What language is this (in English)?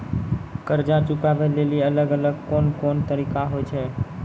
Maithili